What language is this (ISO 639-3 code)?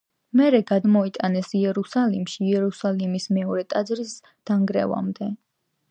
kat